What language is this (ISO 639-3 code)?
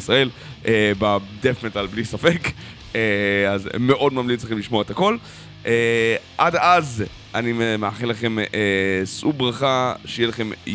heb